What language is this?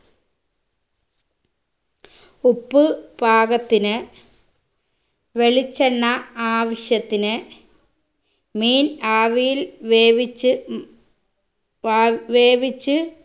Malayalam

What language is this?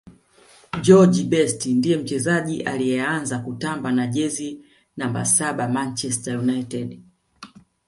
Swahili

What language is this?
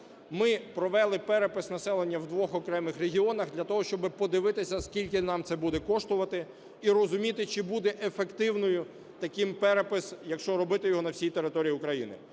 Ukrainian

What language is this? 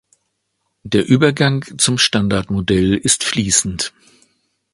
German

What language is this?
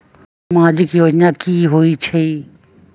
Magahi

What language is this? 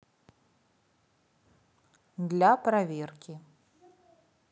Russian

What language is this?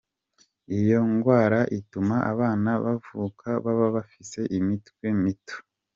Kinyarwanda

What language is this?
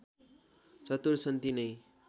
Nepali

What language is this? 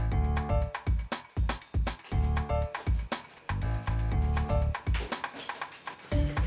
Indonesian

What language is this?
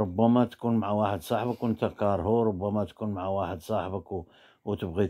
Arabic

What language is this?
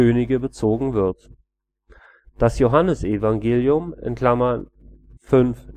German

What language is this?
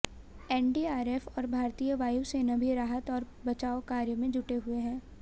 Hindi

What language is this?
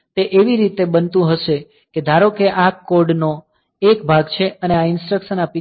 Gujarati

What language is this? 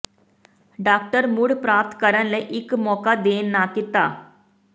Punjabi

